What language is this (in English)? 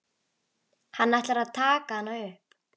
Icelandic